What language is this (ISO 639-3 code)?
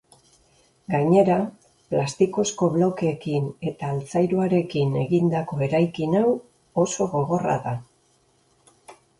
eus